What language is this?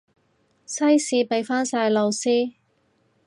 Cantonese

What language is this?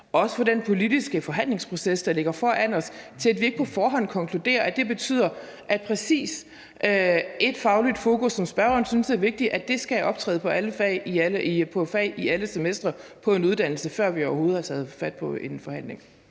Danish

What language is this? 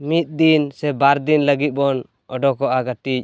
Santali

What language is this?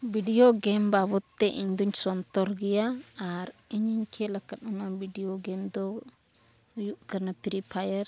Santali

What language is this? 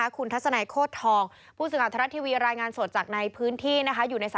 Thai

